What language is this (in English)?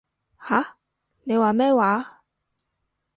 Cantonese